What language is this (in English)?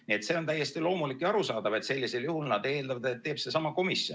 Estonian